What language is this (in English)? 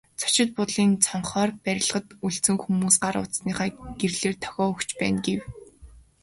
Mongolian